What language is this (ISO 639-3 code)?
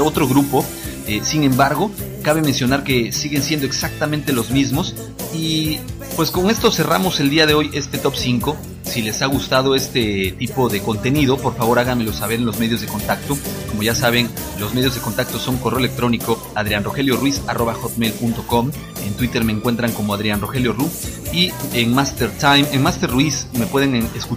spa